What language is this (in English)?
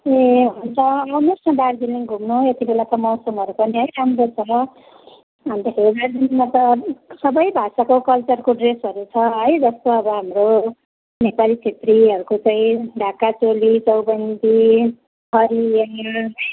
Nepali